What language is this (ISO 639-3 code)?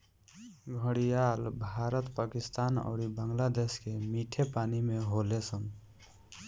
bho